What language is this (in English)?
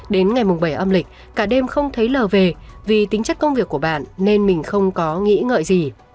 Vietnamese